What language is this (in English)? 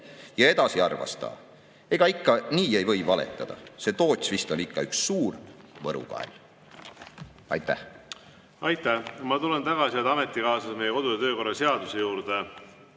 Estonian